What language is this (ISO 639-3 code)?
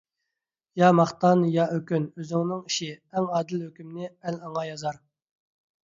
uig